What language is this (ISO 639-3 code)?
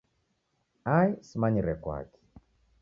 dav